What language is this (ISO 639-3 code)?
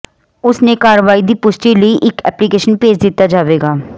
pan